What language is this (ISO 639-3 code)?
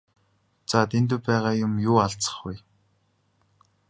mon